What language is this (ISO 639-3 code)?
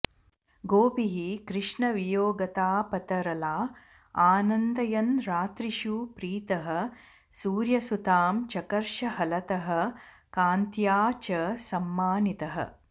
san